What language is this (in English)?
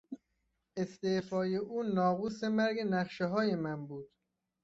Persian